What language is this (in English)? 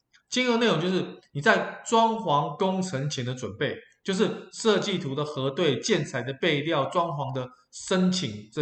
Chinese